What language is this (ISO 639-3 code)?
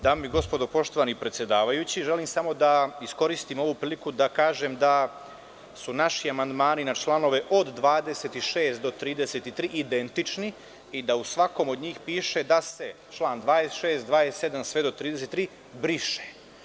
srp